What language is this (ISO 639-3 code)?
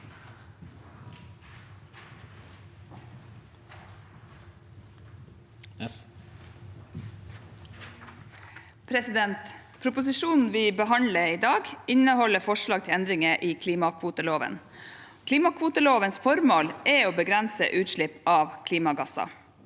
nor